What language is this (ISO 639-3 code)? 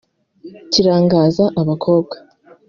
kin